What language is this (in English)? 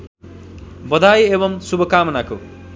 Nepali